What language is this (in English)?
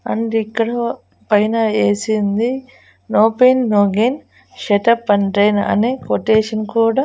Telugu